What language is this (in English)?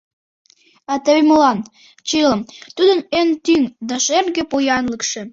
Mari